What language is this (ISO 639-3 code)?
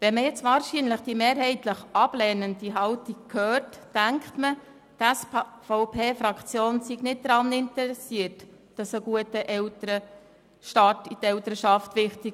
gsw